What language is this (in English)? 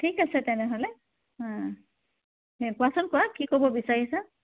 Assamese